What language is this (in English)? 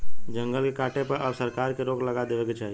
Bhojpuri